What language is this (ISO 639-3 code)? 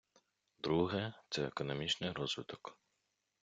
ukr